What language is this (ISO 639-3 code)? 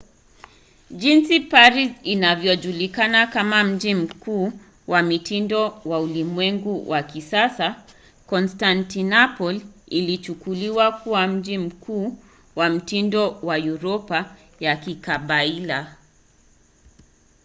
swa